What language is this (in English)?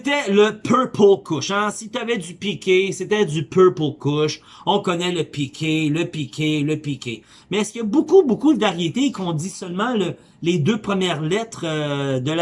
French